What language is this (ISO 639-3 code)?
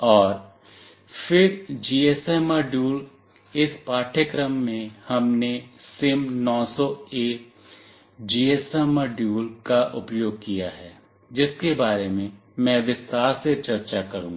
hin